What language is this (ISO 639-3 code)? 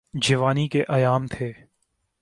urd